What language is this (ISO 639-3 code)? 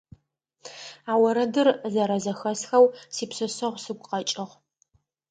ady